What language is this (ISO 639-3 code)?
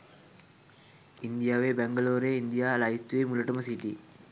sin